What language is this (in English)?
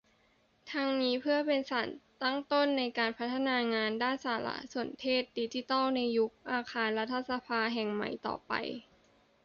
Thai